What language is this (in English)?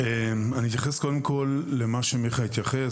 Hebrew